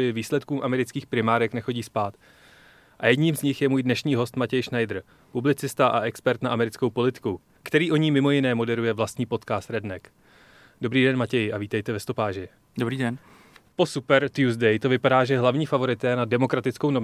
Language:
Czech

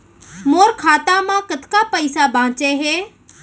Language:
Chhattisgarhi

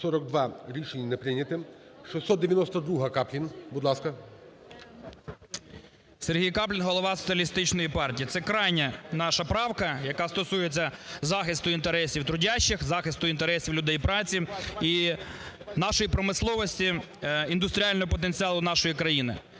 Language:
Ukrainian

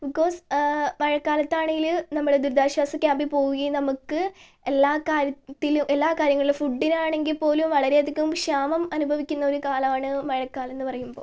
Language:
Malayalam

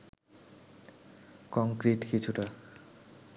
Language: Bangla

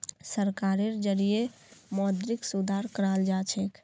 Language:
Magahi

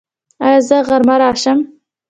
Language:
Pashto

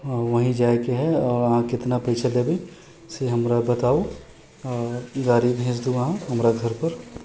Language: Maithili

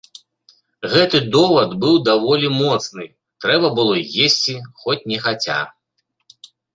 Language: Belarusian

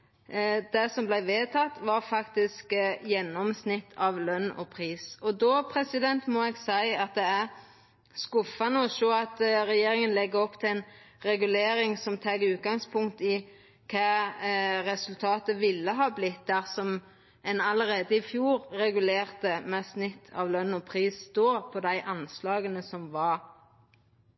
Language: Norwegian Nynorsk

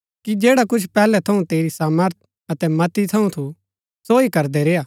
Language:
Gaddi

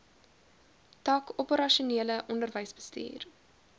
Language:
Afrikaans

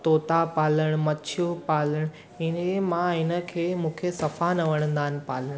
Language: Sindhi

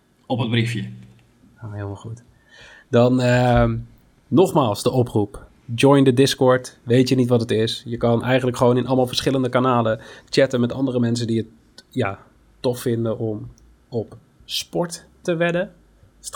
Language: Dutch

